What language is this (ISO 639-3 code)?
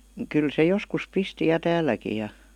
fin